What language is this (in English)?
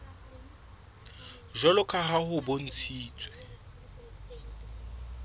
Southern Sotho